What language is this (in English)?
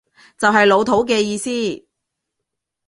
Cantonese